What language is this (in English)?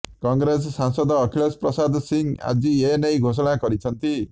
Odia